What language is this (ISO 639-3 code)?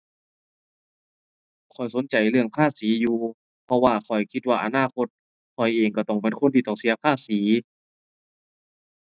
tha